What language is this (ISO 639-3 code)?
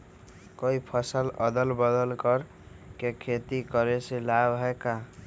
mag